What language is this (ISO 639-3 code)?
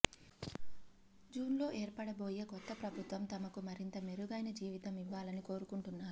tel